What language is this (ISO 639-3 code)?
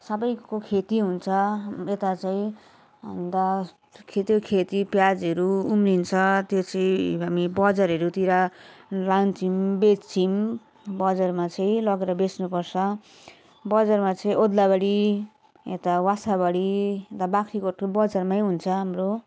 nep